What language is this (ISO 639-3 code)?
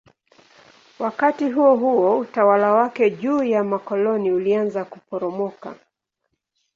swa